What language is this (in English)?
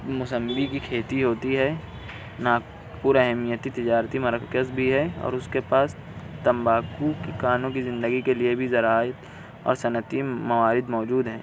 Urdu